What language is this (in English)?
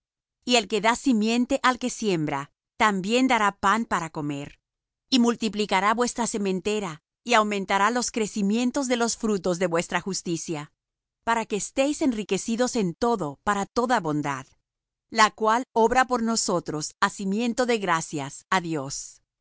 Spanish